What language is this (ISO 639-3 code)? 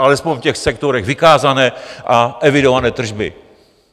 ces